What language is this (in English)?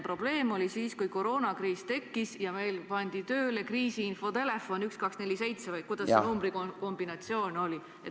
Estonian